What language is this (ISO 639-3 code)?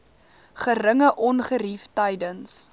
afr